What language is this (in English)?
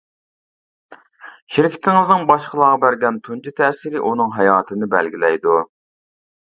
Uyghur